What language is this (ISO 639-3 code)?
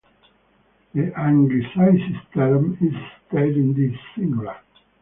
eng